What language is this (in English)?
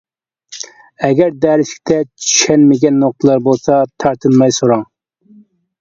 Uyghur